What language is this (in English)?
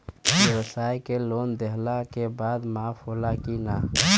Bhojpuri